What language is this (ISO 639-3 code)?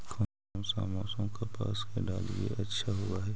mag